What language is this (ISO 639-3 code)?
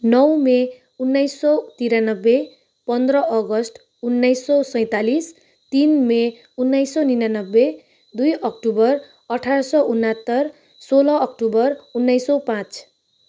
nep